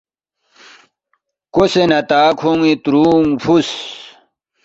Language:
Balti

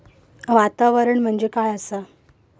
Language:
Marathi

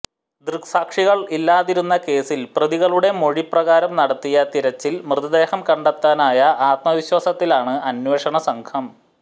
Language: Malayalam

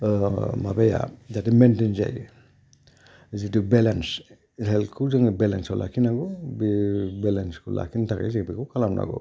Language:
Bodo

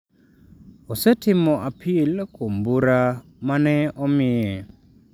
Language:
Luo (Kenya and Tanzania)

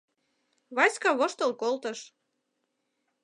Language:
Mari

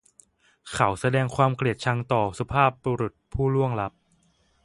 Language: Thai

